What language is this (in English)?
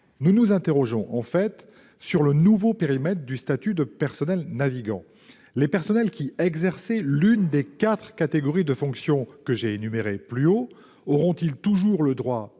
French